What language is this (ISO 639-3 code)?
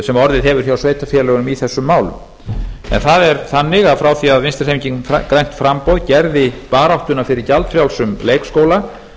isl